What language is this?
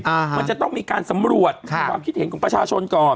Thai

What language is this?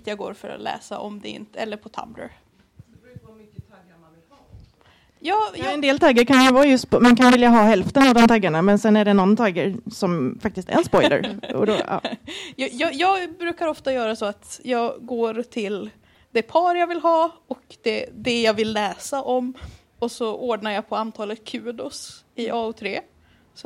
Swedish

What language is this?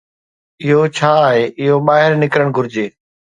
Sindhi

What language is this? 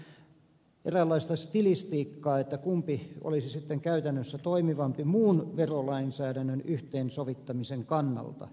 Finnish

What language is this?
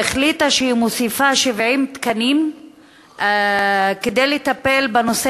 Hebrew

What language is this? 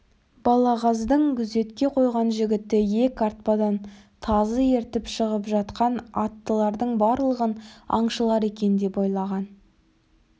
Kazakh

